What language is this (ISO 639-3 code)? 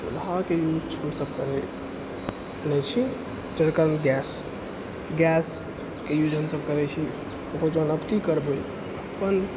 mai